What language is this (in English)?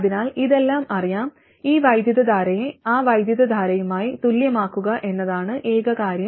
Malayalam